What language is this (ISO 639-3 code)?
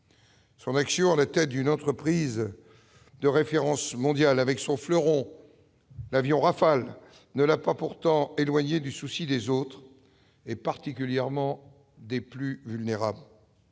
fra